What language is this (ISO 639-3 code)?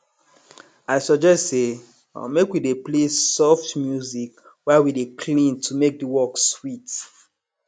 pcm